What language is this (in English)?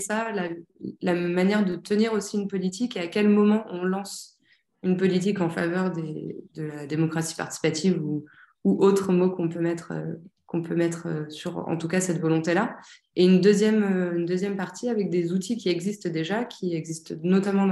French